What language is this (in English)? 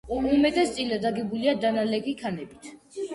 Georgian